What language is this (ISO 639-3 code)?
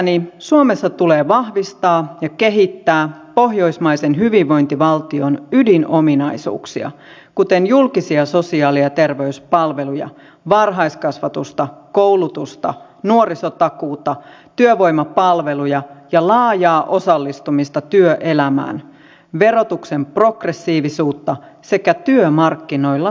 fin